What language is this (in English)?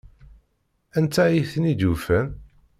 Kabyle